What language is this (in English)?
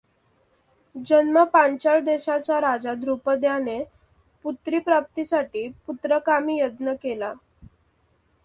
Marathi